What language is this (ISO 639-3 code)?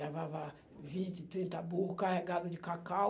por